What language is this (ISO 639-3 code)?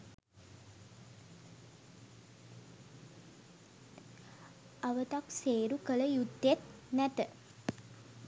sin